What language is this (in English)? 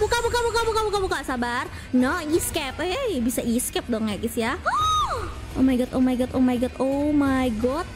Indonesian